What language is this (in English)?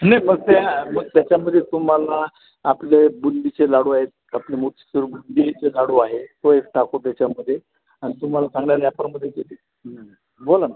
Marathi